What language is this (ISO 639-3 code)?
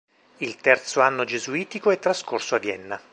ita